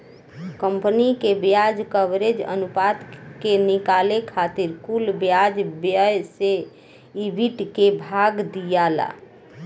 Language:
Bhojpuri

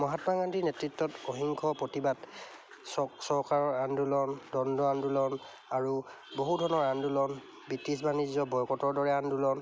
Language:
Assamese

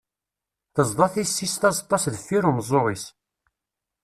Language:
Kabyle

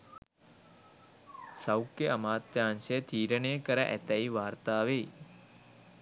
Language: Sinhala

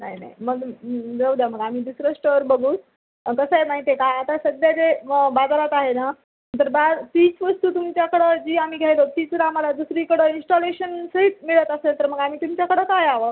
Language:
Marathi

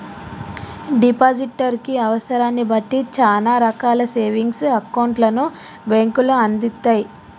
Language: Telugu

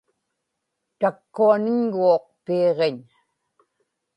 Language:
Inupiaq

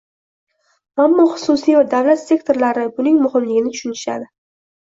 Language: Uzbek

